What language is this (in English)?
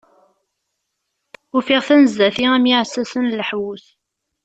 Kabyle